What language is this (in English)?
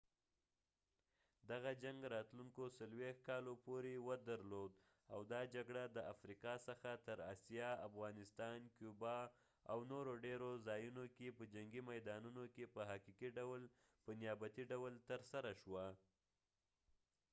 Pashto